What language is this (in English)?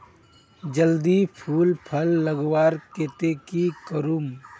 Magahi